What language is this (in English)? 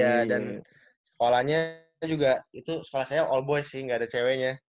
Indonesian